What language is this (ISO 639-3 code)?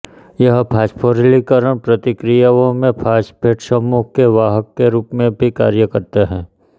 hin